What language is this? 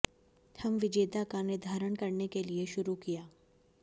Hindi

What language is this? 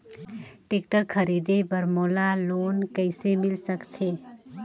Chhattisgarhi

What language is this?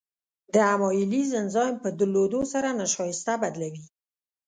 Pashto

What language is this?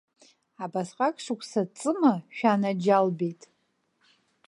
Abkhazian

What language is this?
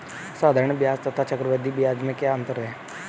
Hindi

